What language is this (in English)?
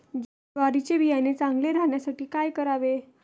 Marathi